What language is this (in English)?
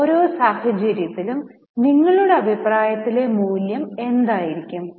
Malayalam